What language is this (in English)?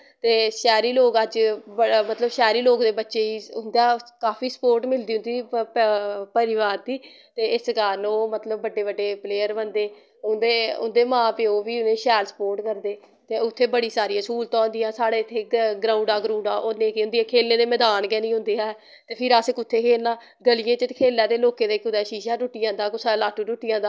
Dogri